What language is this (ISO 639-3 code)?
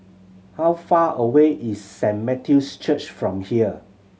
eng